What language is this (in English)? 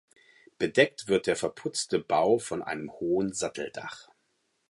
German